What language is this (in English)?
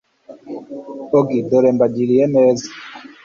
Kinyarwanda